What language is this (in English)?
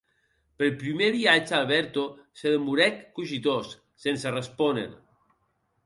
Occitan